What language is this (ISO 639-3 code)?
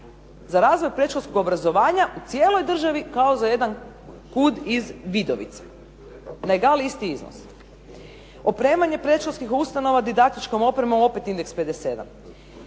hrv